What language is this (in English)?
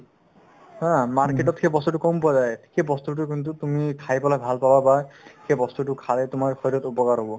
Assamese